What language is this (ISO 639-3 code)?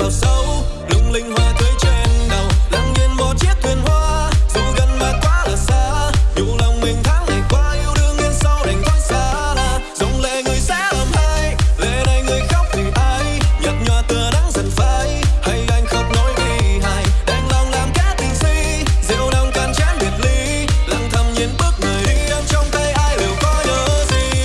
vie